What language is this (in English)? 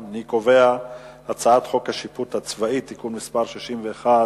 Hebrew